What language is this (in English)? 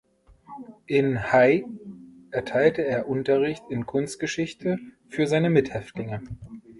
German